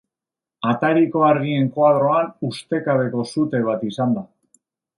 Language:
Basque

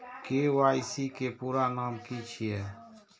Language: Maithili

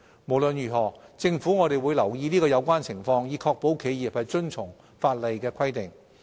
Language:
Cantonese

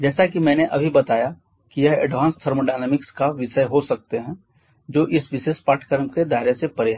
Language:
Hindi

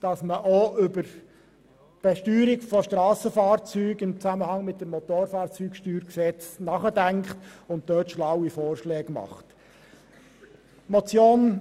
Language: Swiss German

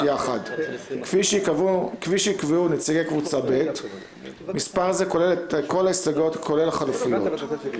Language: Hebrew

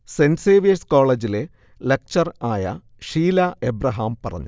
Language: Malayalam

